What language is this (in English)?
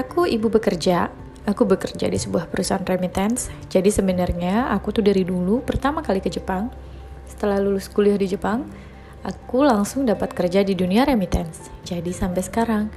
Indonesian